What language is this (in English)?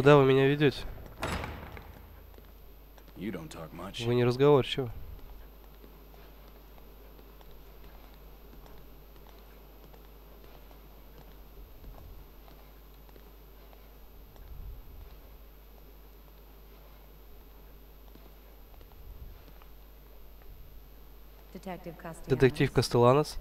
Russian